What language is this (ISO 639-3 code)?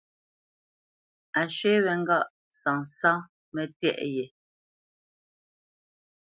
bce